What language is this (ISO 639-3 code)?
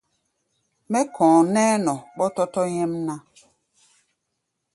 gba